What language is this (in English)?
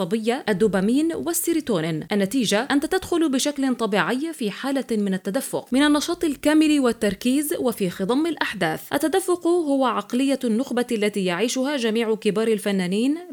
Arabic